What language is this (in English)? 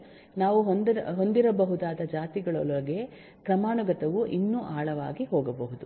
Kannada